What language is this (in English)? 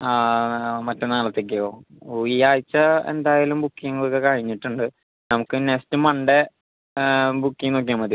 Malayalam